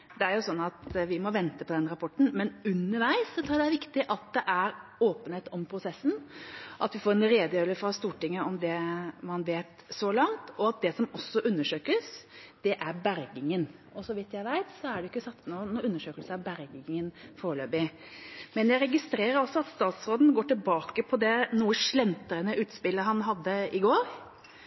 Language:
Norwegian Bokmål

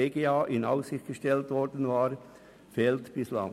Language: Swiss German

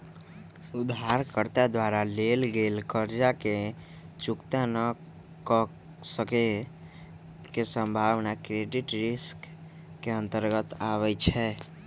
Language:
Magahi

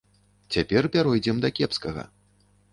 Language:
Belarusian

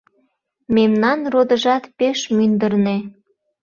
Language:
Mari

